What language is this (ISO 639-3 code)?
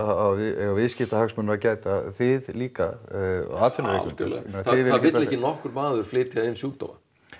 isl